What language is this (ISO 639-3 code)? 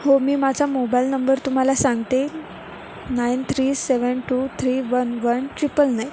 mar